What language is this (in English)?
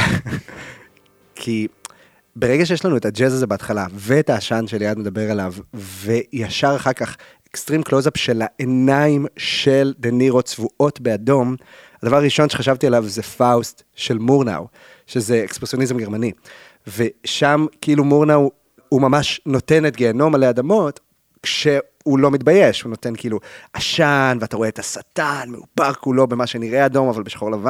Hebrew